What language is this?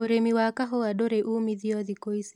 Kikuyu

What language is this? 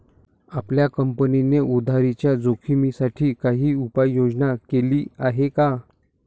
Marathi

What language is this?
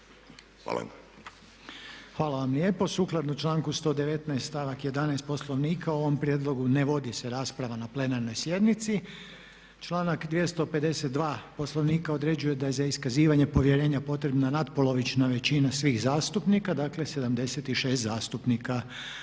Croatian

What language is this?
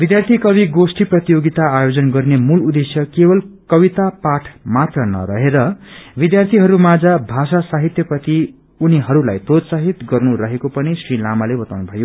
Nepali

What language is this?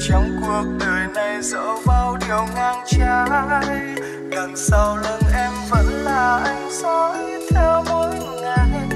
Vietnamese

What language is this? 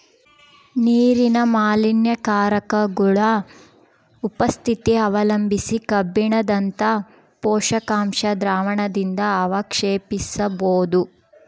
Kannada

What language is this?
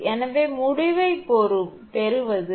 Tamil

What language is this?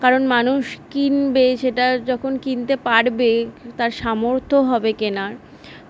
Bangla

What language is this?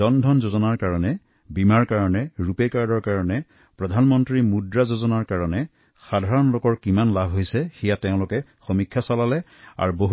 Assamese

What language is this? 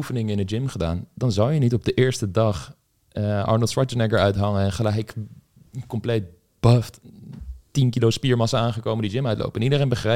Dutch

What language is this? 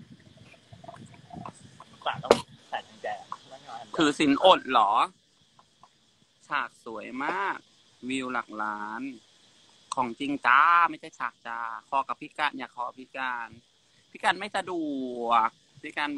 Thai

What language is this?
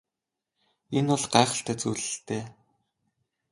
Mongolian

